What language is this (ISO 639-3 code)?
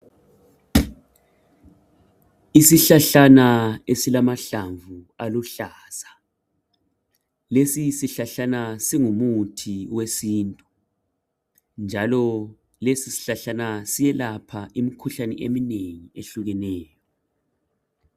nde